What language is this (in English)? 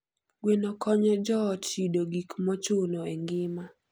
Luo (Kenya and Tanzania)